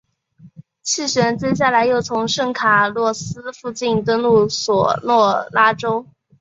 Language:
Chinese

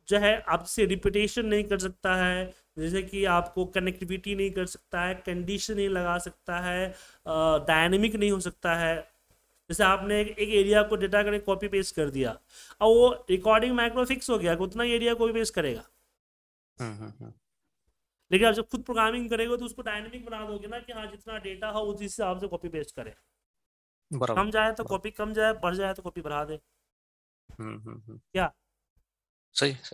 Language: Hindi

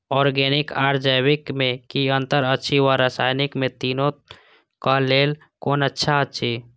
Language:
Maithili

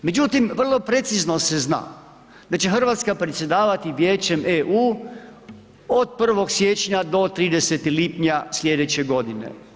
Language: Croatian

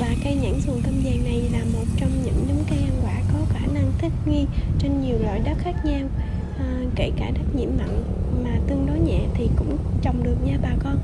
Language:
Vietnamese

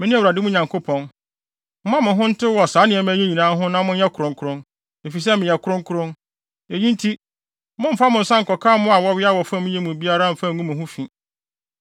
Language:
Akan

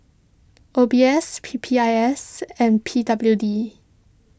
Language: English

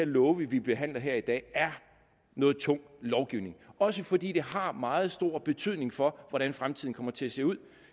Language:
Danish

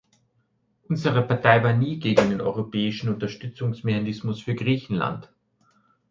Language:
German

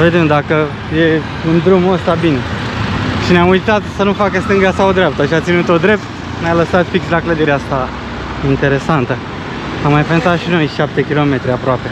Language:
Romanian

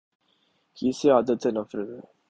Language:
Urdu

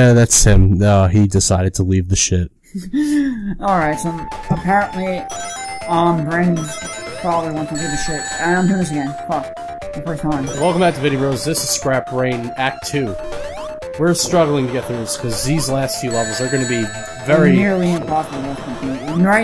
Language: English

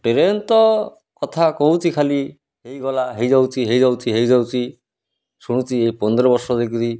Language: Odia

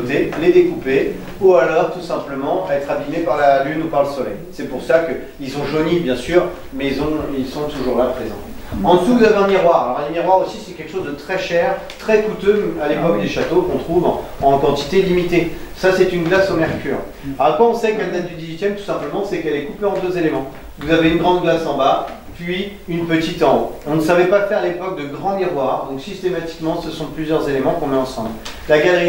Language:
French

